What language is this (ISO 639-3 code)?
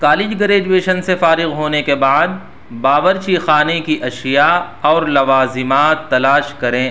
urd